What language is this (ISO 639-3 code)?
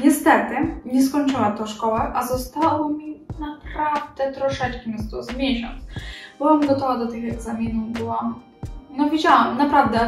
pol